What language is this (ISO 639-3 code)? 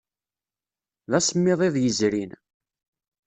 kab